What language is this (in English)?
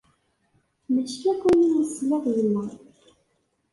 Kabyle